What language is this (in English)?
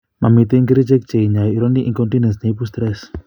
Kalenjin